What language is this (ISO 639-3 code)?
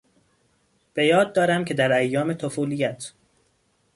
fas